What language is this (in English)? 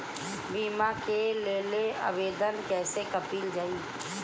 Bhojpuri